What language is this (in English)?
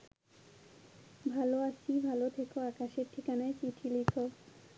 Bangla